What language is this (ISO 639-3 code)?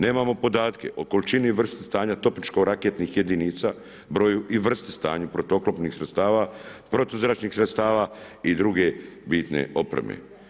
hrv